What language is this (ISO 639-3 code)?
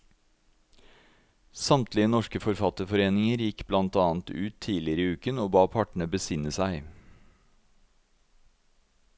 nor